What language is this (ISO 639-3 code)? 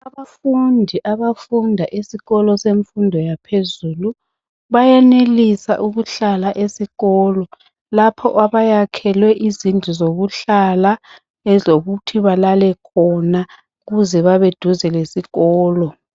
nde